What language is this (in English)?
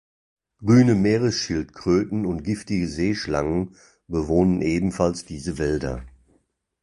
German